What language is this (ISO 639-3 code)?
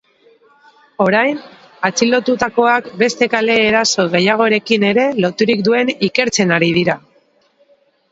eus